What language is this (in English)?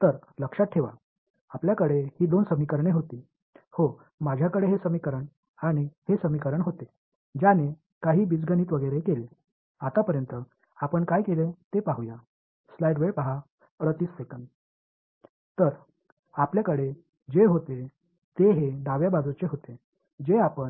Tamil